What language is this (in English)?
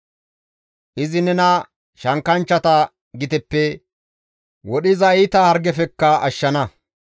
Gamo